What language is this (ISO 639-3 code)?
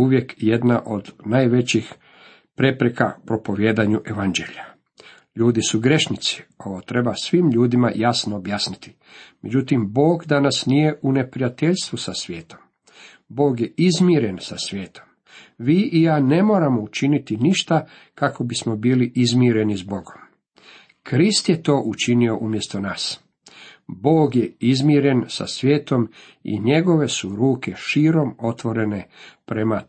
hrv